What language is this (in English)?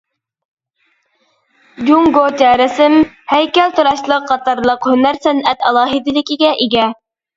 Uyghur